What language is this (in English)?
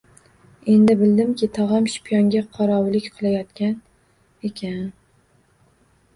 Uzbek